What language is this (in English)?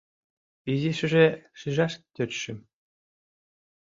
Mari